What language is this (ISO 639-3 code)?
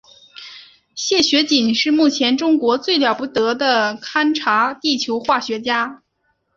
zho